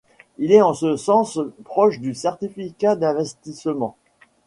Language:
French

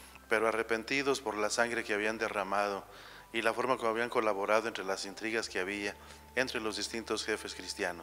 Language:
Spanish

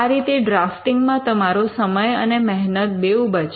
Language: Gujarati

